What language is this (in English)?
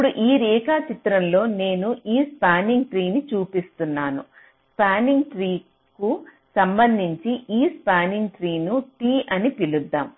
Telugu